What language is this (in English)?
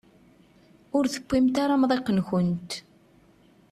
Kabyle